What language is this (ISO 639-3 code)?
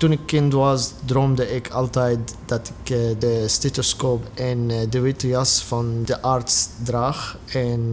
nld